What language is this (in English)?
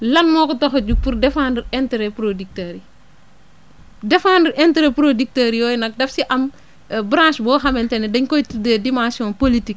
Wolof